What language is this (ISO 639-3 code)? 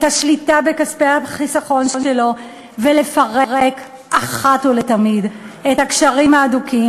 heb